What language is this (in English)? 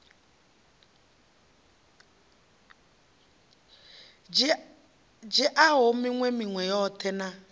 Venda